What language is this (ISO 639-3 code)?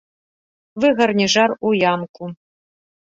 bel